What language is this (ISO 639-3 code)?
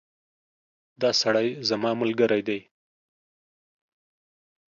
pus